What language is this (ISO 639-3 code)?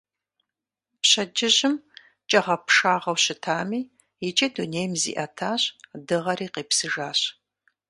kbd